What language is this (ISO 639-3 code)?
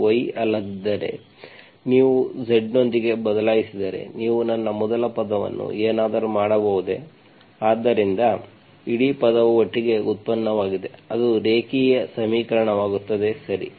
kan